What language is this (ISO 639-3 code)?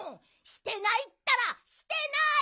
jpn